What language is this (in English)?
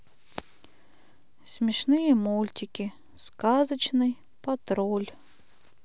Russian